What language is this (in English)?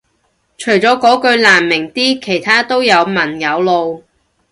Cantonese